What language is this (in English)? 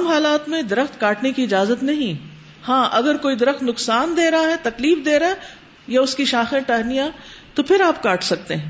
Urdu